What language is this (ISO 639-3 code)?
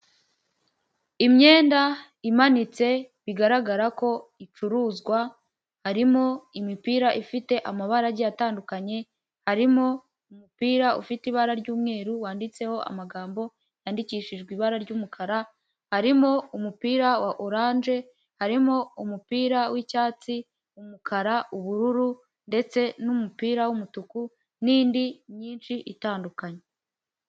kin